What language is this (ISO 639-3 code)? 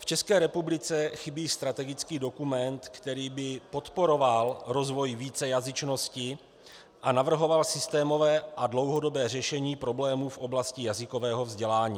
ces